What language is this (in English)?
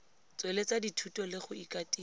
Tswana